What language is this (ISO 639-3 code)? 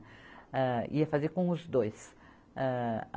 por